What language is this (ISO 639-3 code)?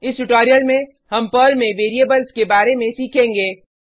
hin